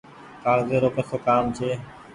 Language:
Goaria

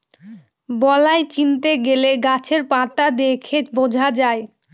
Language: Bangla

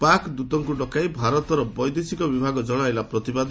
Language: Odia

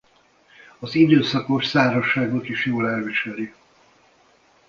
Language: Hungarian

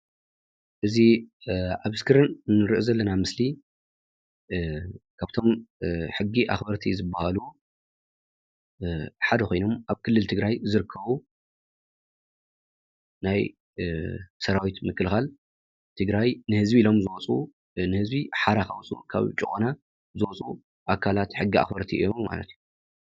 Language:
Tigrinya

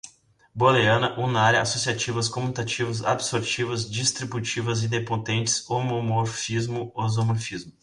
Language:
Portuguese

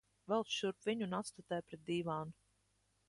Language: Latvian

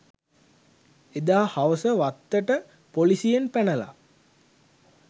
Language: Sinhala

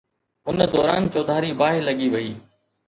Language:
Sindhi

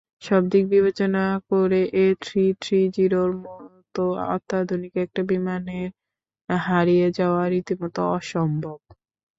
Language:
Bangla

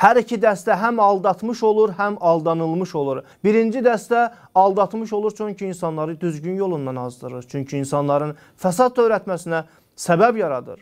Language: Turkish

